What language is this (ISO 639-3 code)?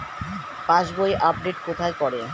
ben